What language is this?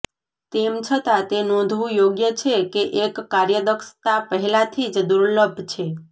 Gujarati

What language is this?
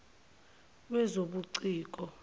Zulu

